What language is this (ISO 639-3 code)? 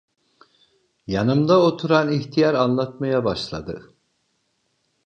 tur